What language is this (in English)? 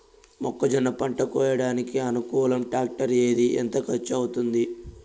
Telugu